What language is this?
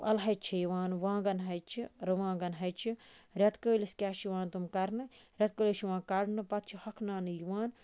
Kashmiri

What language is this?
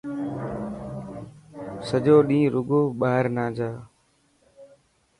Dhatki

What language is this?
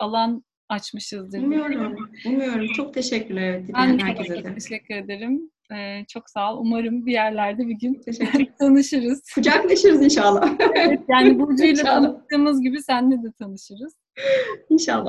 Turkish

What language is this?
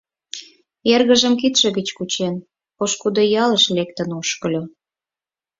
Mari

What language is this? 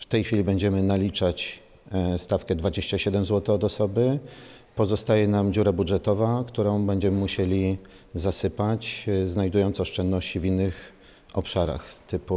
Polish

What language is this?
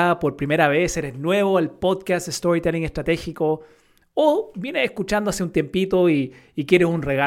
Spanish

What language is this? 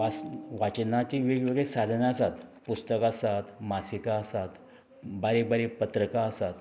Konkani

